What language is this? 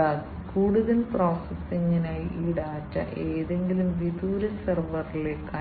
Malayalam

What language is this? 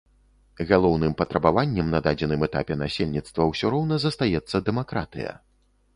Belarusian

